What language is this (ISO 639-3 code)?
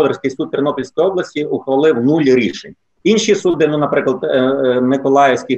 ukr